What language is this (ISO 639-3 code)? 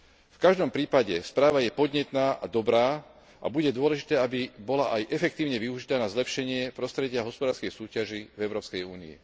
slk